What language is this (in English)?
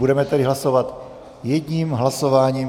Czech